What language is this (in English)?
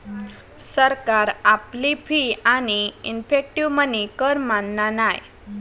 Marathi